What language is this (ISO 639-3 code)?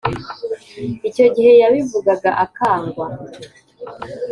kin